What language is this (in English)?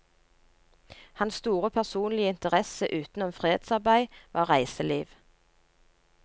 Norwegian